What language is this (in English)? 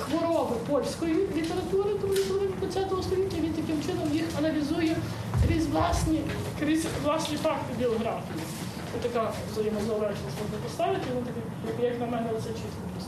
Ukrainian